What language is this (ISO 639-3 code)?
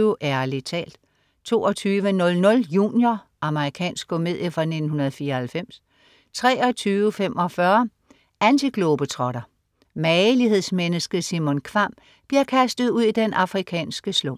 dan